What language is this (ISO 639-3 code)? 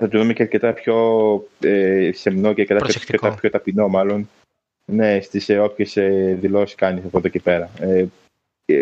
ell